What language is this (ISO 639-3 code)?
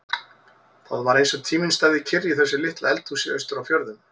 isl